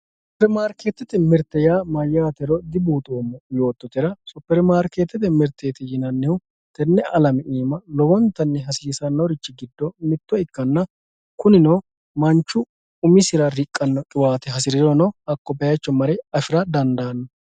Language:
Sidamo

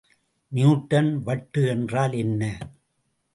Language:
Tamil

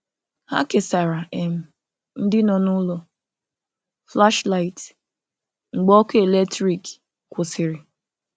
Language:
Igbo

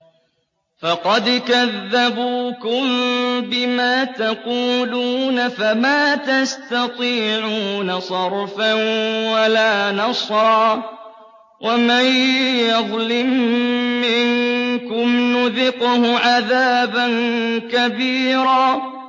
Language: Arabic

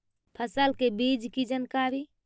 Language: Magahi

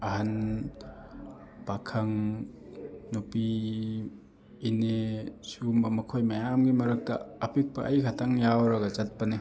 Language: Manipuri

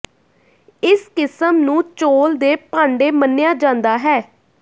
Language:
Punjabi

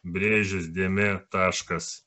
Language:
Lithuanian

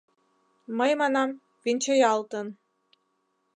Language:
Mari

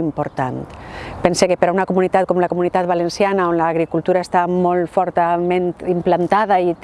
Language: Catalan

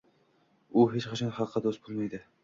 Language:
Uzbek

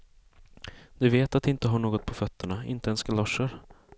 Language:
Swedish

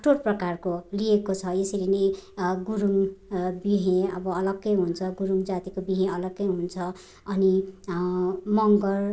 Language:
Nepali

